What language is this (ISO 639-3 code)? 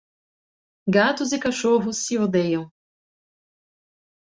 por